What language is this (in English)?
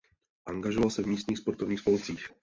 Czech